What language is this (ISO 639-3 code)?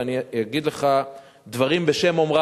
heb